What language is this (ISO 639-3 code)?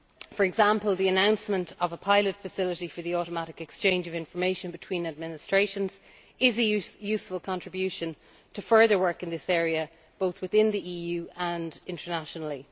eng